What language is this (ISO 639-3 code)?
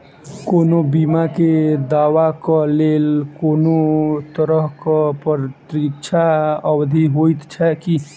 mai